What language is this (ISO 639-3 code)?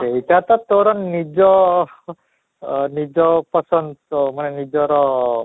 ori